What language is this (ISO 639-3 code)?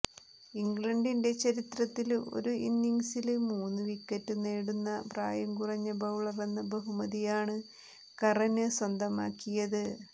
mal